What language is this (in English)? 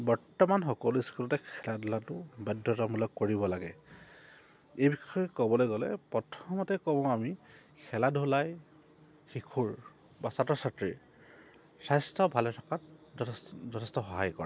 Assamese